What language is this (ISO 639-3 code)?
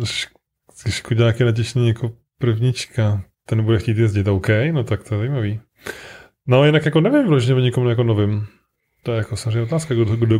ces